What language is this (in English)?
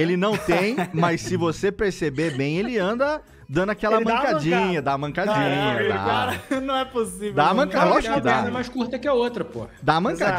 Portuguese